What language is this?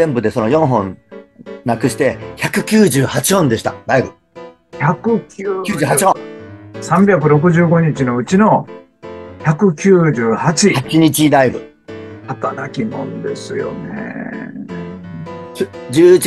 Japanese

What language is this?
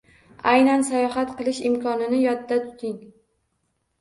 Uzbek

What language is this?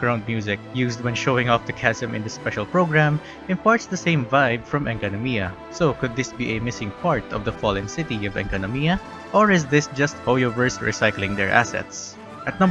English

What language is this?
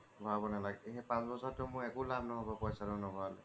Assamese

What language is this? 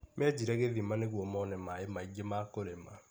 Kikuyu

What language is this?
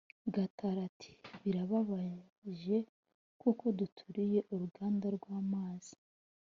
Kinyarwanda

